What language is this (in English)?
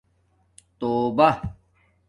Domaaki